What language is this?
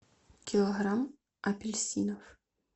Russian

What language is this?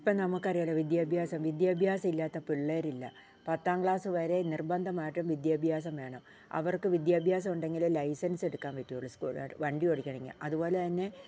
Malayalam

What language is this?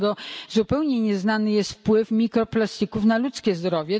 Polish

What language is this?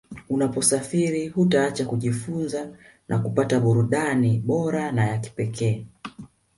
Swahili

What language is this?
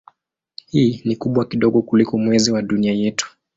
Swahili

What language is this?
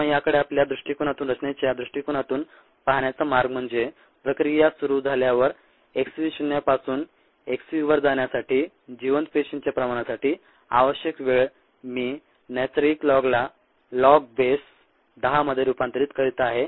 Marathi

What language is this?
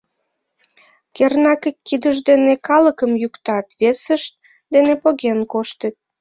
Mari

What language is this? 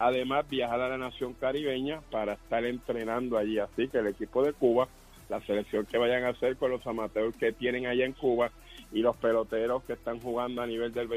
Spanish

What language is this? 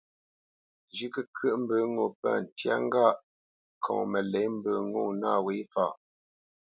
Bamenyam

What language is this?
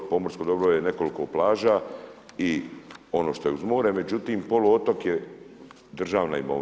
Croatian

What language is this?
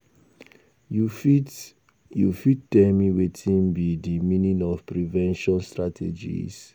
Nigerian Pidgin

